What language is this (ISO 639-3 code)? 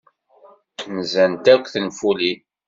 kab